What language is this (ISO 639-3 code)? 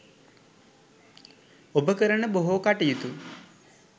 sin